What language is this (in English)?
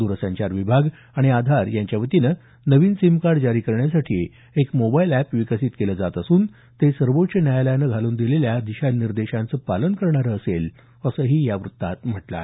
Marathi